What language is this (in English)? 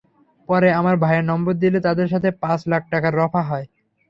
Bangla